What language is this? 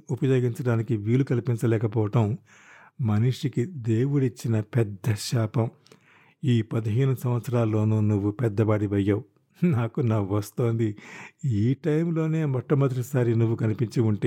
Telugu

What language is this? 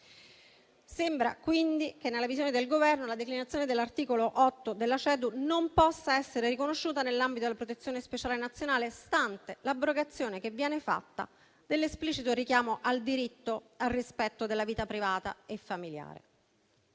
Italian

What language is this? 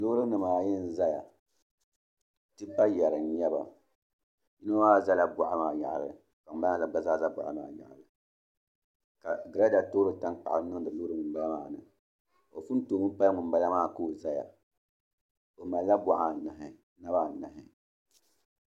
Dagbani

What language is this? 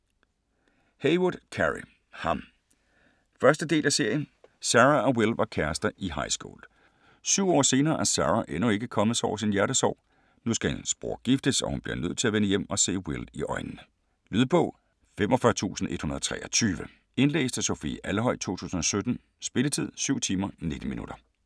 Danish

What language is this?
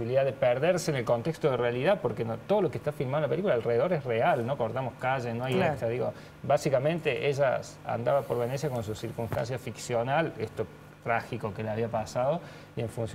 Spanish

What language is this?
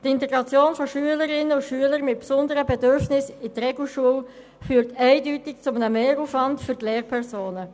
Swiss German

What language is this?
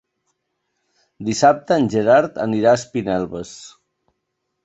Catalan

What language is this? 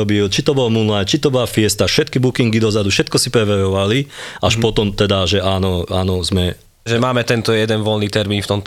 Slovak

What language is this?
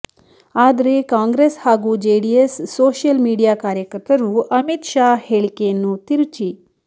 Kannada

